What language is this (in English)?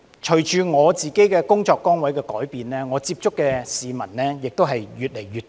Cantonese